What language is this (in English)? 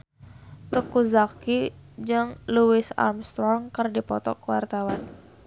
Sundanese